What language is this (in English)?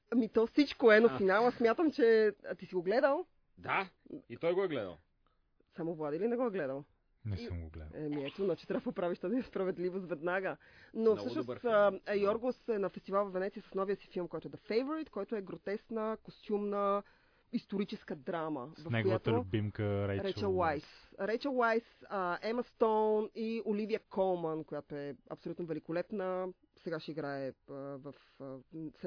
Bulgarian